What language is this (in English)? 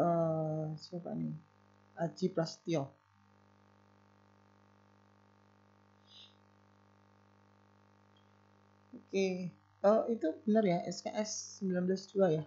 Indonesian